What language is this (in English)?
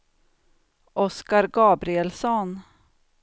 Swedish